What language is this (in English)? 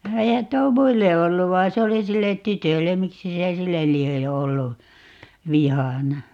Finnish